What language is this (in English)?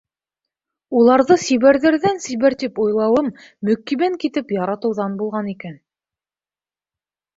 Bashkir